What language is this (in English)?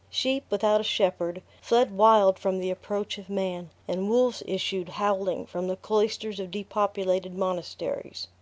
English